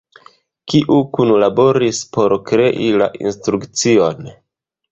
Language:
Esperanto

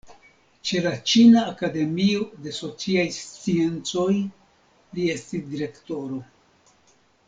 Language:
Esperanto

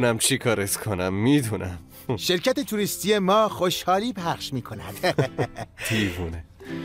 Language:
Persian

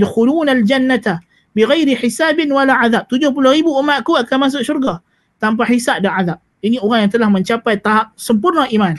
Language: Malay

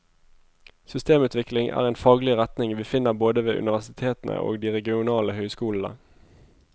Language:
Norwegian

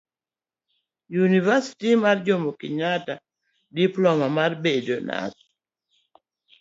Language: Luo (Kenya and Tanzania)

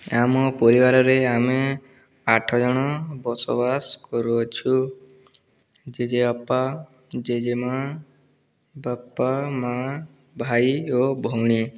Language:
Odia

